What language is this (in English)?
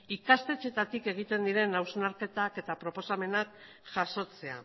Basque